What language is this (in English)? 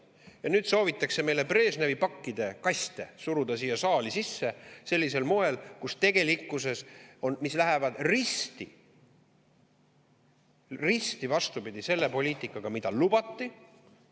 Estonian